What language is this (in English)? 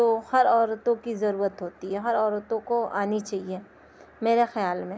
Urdu